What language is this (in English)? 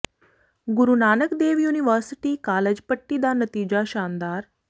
Punjabi